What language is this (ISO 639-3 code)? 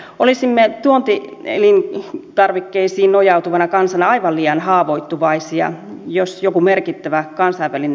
fin